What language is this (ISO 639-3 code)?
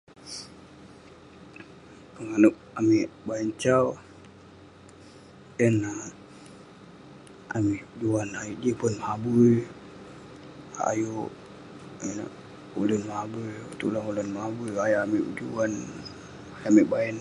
pne